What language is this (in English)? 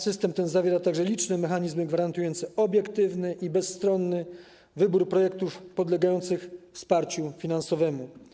Polish